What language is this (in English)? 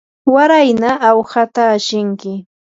Yanahuanca Pasco Quechua